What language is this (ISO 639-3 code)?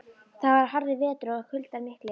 isl